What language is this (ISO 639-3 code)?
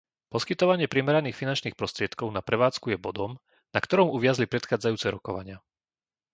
slk